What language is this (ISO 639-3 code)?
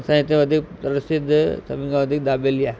snd